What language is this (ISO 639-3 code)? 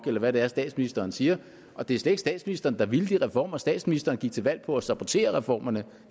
dan